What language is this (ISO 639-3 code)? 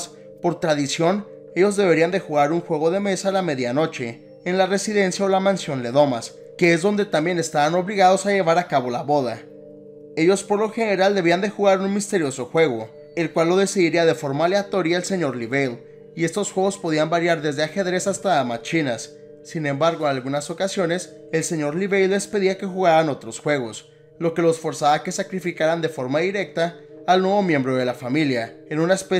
spa